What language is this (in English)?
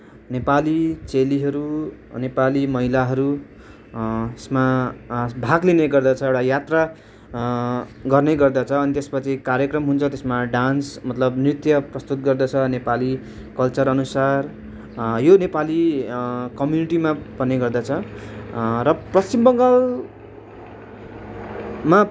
Nepali